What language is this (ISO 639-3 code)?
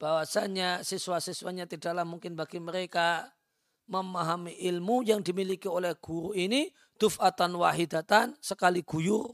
ind